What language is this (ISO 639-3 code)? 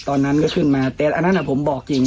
tha